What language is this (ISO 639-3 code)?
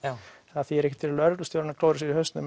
isl